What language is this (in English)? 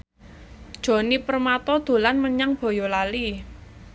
Javanese